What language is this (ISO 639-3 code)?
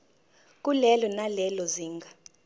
zul